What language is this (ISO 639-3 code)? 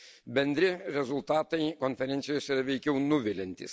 lit